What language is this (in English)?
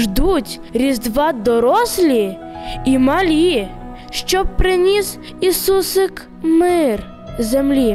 Ukrainian